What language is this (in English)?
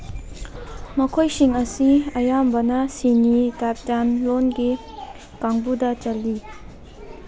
Manipuri